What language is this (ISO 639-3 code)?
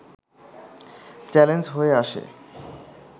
ben